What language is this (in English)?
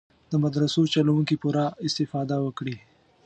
Pashto